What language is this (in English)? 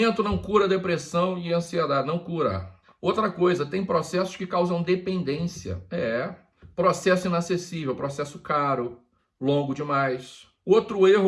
Portuguese